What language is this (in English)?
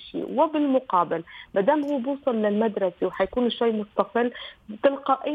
Arabic